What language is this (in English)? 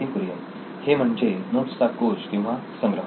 Marathi